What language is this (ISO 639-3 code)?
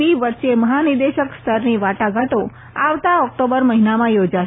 guj